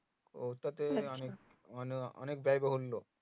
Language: Bangla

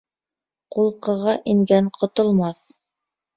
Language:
Bashkir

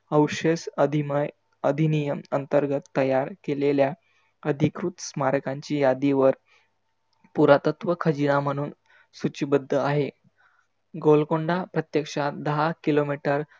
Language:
Marathi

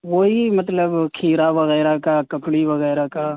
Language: Urdu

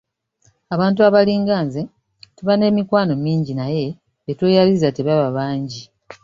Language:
Ganda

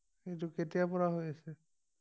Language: Assamese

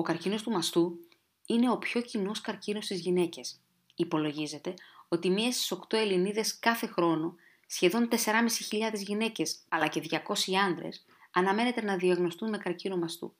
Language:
Greek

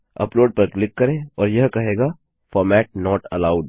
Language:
Hindi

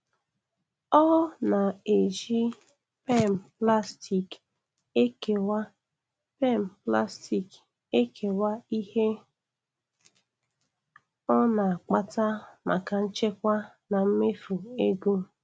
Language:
Igbo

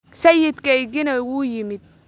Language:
Somali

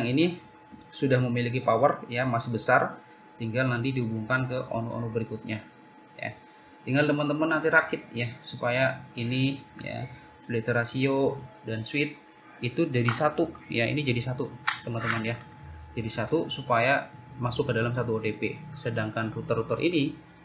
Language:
Indonesian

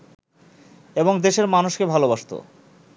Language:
Bangla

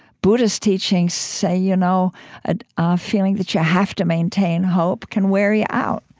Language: English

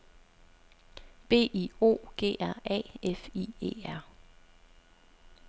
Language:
Danish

